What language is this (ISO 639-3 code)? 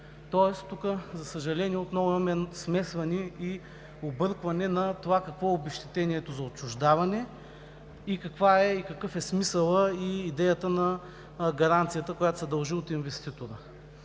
bul